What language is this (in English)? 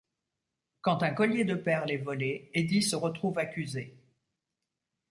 French